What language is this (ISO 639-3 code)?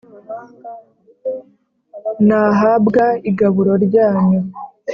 kin